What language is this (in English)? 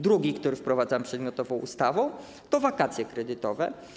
Polish